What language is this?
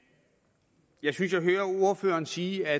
Danish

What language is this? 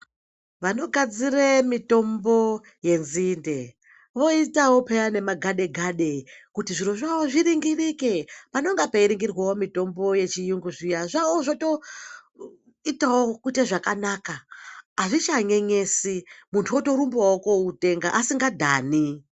Ndau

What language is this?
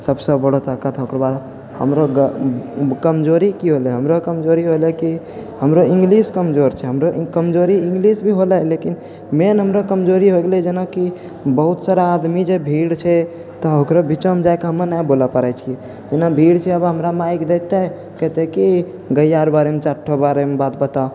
Maithili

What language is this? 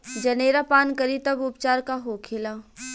Bhojpuri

